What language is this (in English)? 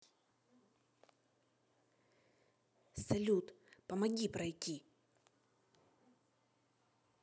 Russian